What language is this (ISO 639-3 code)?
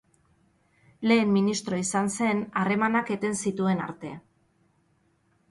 eus